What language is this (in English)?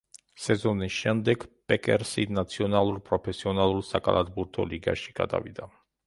Georgian